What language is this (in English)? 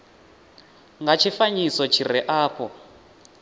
Venda